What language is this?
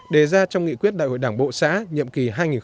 Vietnamese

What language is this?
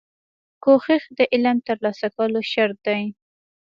Pashto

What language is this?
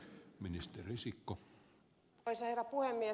Finnish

